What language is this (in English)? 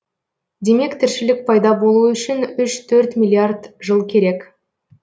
Kazakh